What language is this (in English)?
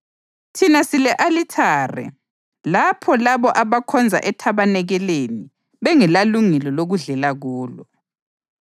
North Ndebele